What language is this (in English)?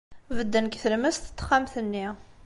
Kabyle